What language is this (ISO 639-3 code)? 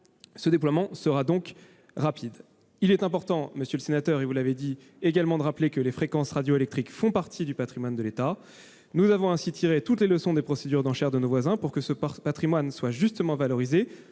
fra